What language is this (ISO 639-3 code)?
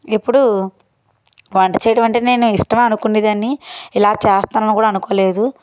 tel